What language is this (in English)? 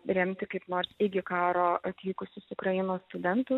Lithuanian